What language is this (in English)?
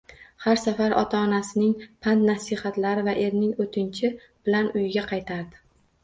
Uzbek